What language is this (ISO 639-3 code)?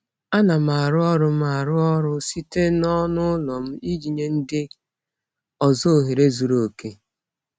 ibo